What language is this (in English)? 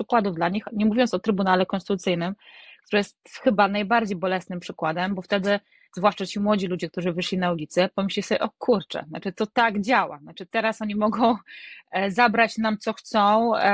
Polish